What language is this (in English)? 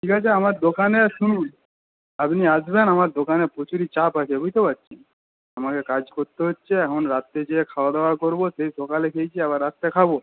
Bangla